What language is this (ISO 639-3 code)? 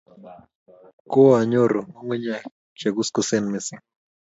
kln